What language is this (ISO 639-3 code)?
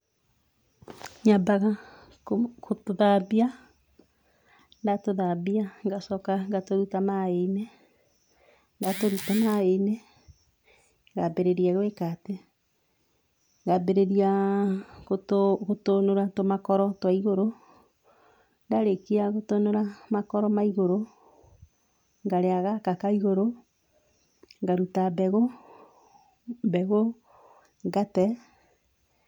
kik